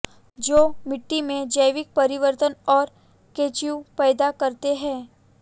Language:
Hindi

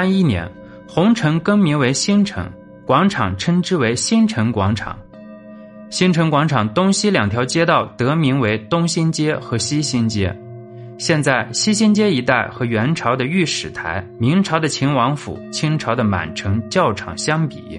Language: Chinese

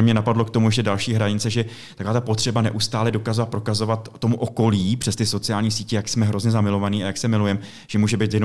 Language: Czech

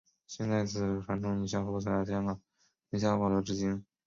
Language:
Chinese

